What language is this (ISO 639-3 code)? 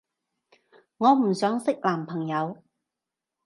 yue